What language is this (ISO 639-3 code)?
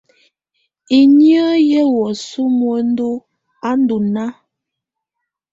tvu